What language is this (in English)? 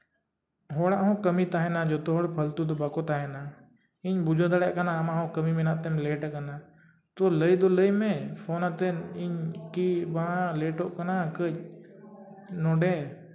Santali